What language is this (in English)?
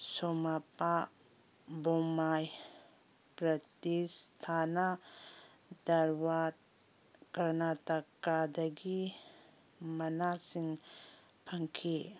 Manipuri